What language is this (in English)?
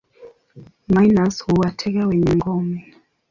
Swahili